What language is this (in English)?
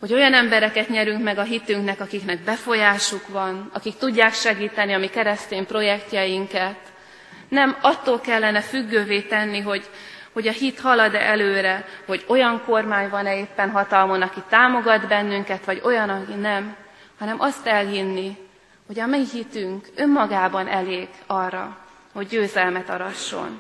Hungarian